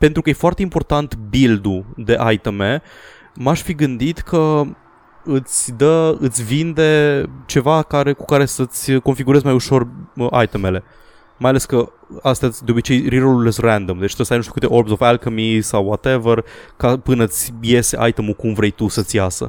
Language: Romanian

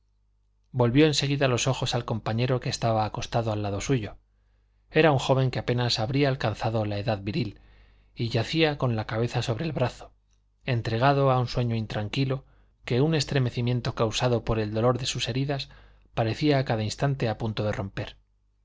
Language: Spanish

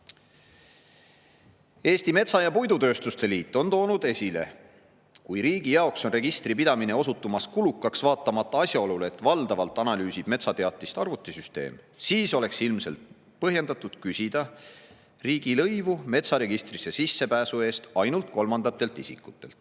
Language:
Estonian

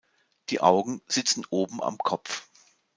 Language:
German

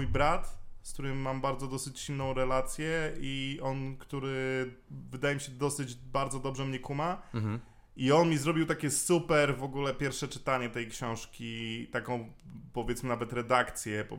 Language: Polish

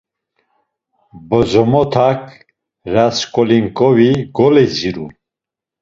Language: Laz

